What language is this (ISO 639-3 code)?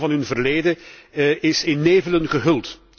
nld